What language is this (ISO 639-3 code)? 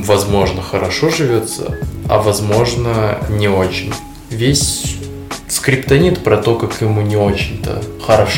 rus